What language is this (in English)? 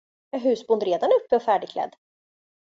Swedish